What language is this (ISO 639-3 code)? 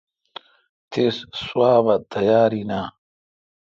xka